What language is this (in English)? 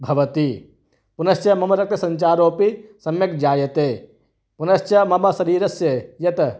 Sanskrit